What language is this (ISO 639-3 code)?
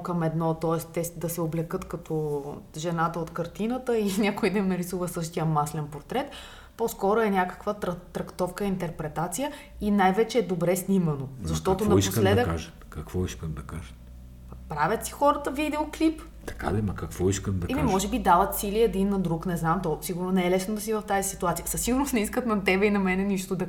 bul